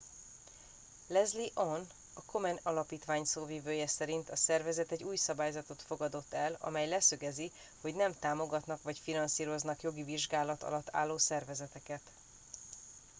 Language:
Hungarian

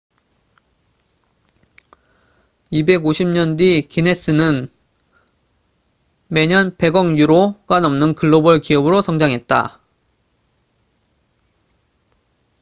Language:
Korean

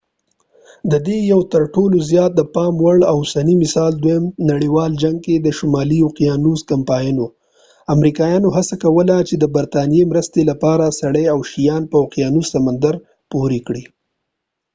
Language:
Pashto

